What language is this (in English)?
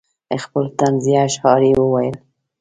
Pashto